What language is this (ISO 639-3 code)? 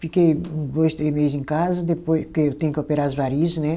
por